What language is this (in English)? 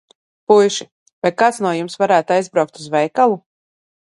Latvian